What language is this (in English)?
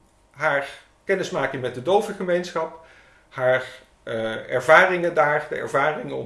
Dutch